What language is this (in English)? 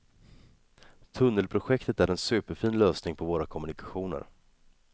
Swedish